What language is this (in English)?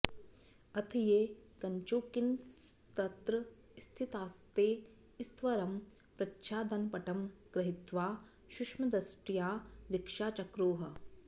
Sanskrit